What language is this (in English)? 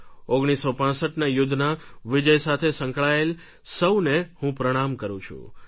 Gujarati